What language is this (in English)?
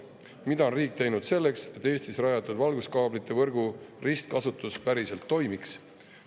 Estonian